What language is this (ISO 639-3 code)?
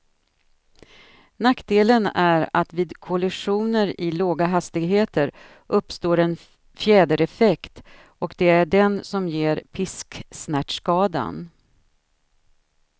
swe